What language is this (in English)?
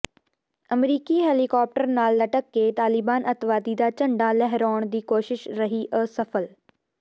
Punjabi